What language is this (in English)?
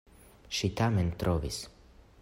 Esperanto